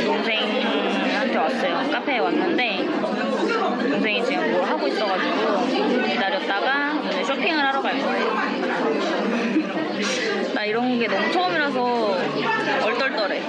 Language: Korean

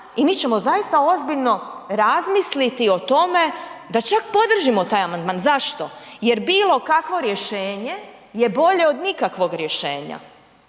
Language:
Croatian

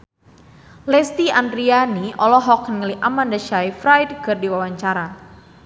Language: Sundanese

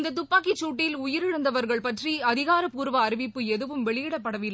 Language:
Tamil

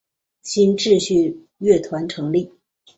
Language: Chinese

